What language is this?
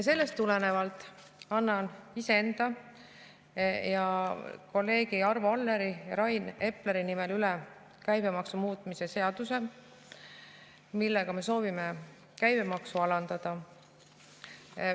Estonian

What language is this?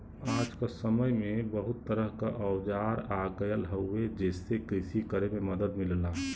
Bhojpuri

